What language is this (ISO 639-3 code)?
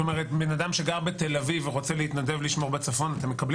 heb